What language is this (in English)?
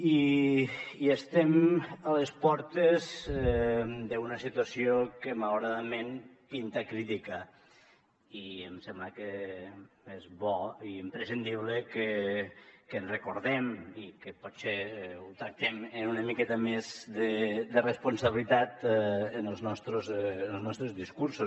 Catalan